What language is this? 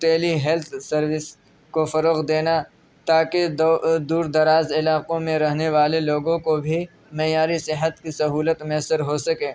Urdu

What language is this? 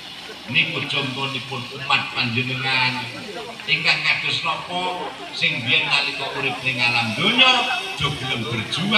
Indonesian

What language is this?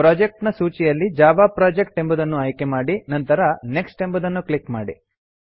Kannada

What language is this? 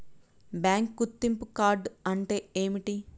Telugu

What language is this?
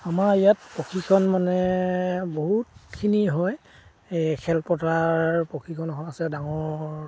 Assamese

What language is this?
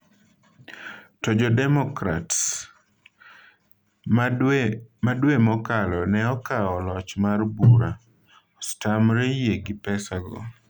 Luo (Kenya and Tanzania)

